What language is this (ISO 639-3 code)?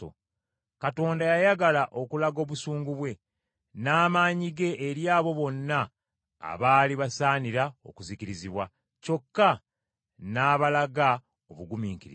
lug